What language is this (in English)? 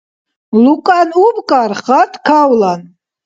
Dargwa